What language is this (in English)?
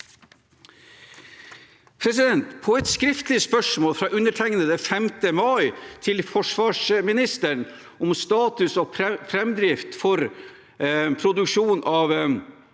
Norwegian